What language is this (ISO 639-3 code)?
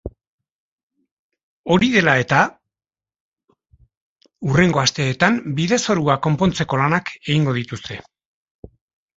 eus